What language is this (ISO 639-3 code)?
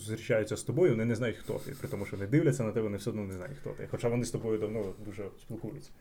ukr